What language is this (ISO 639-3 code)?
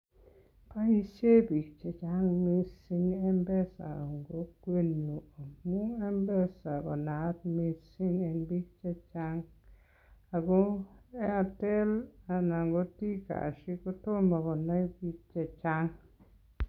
kln